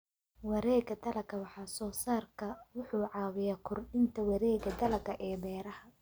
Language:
Somali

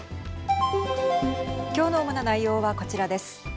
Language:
Japanese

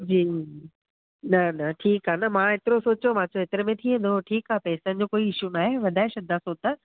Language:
Sindhi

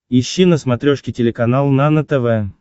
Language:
Russian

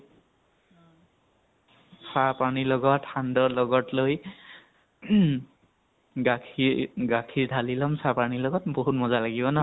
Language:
Assamese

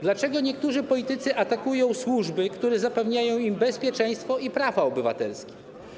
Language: Polish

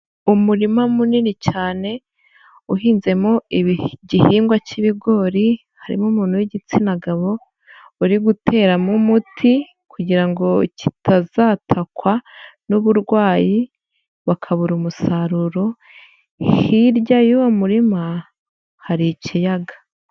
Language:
Kinyarwanda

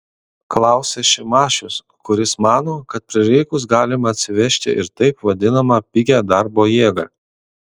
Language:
Lithuanian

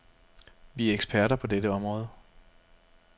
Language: Danish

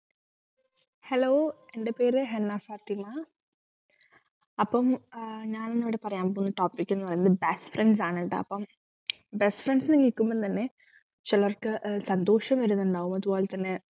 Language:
Malayalam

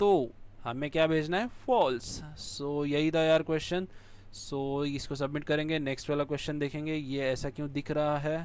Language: Hindi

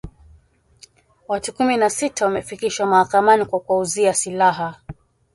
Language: Swahili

